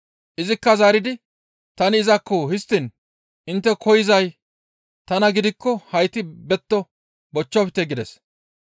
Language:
Gamo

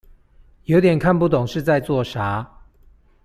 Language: Chinese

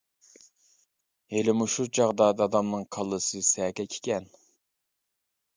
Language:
Uyghur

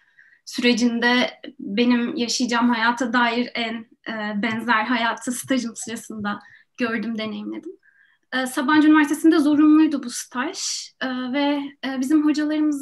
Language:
Turkish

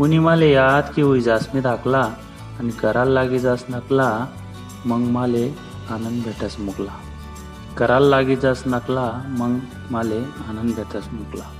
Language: Marathi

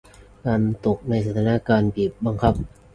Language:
Thai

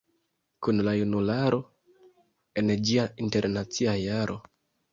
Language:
Esperanto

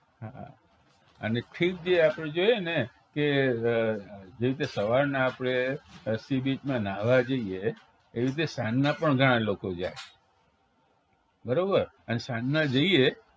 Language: Gujarati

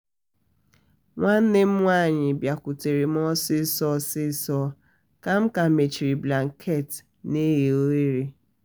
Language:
Igbo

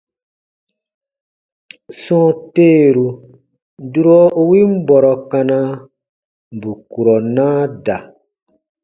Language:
Baatonum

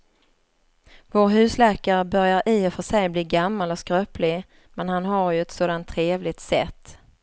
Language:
Swedish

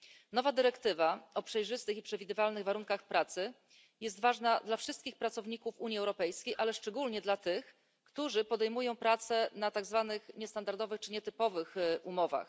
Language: Polish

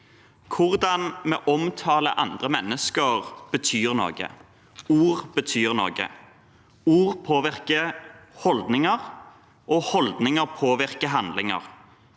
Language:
Norwegian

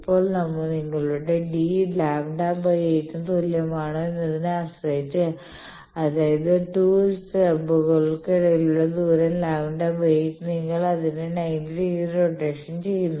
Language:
Malayalam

